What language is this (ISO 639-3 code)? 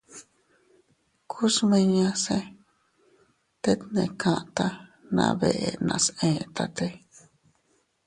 cut